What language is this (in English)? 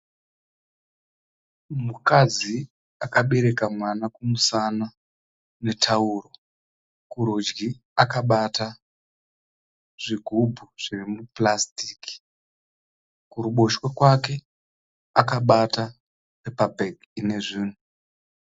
Shona